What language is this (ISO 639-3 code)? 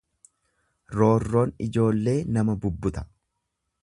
orm